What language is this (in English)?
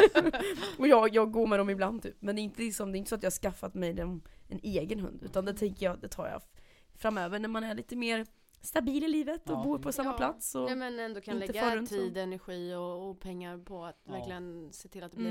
Swedish